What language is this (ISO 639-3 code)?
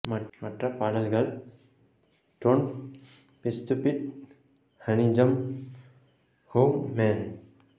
tam